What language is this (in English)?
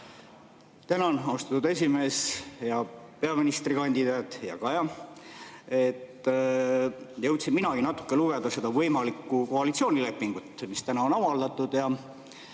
Estonian